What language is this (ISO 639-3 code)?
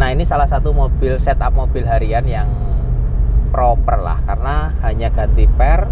ind